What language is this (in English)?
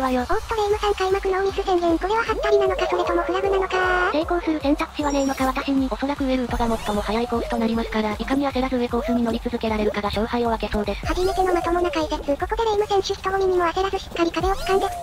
Japanese